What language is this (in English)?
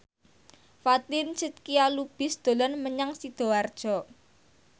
Javanese